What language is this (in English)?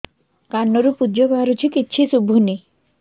Odia